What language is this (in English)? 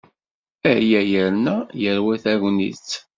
Kabyle